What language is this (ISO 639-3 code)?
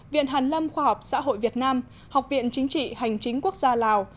vie